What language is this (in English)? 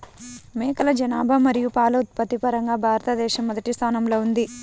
Telugu